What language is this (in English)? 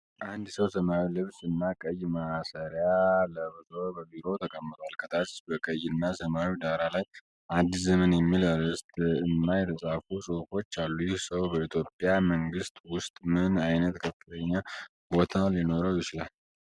Amharic